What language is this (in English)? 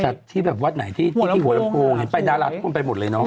Thai